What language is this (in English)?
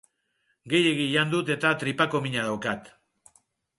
Basque